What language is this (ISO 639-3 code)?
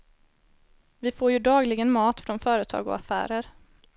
swe